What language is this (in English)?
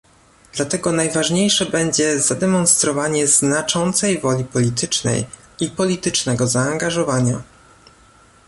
Polish